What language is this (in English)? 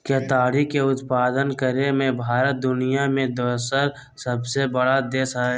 Magahi